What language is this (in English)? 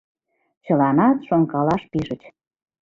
Mari